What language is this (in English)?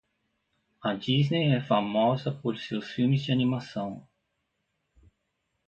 Portuguese